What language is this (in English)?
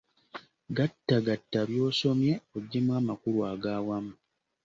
Ganda